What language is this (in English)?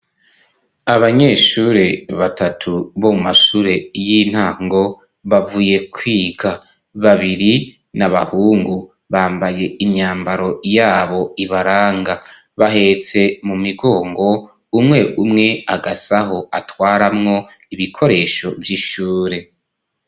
Rundi